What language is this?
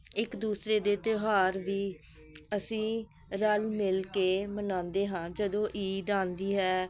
Punjabi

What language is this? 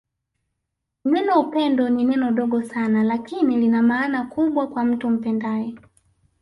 Swahili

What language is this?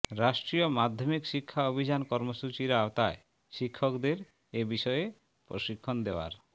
Bangla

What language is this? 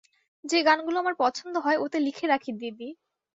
Bangla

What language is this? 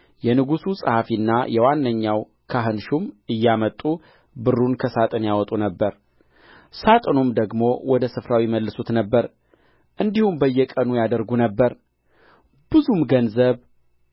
Amharic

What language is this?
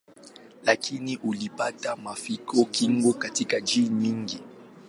Swahili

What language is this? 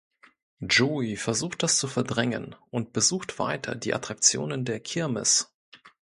German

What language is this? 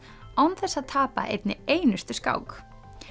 Icelandic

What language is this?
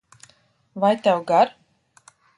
Latvian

